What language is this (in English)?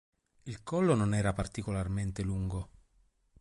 Italian